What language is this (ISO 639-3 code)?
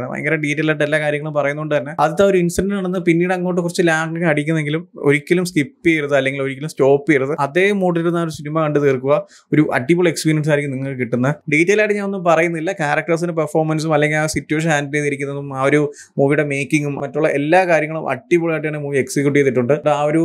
mal